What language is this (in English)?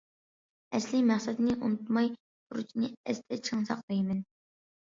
Uyghur